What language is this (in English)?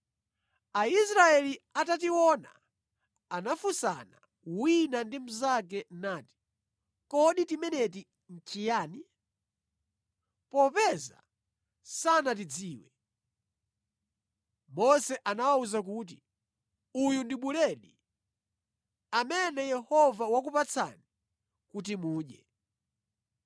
Nyanja